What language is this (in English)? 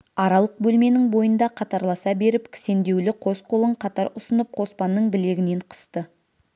Kazakh